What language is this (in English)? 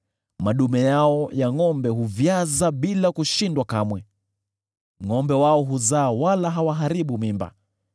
Swahili